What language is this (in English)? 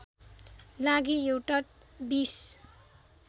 Nepali